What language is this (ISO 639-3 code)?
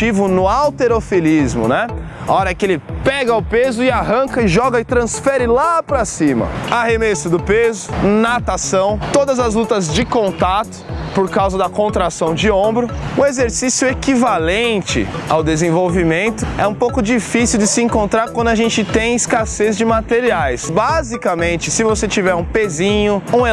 por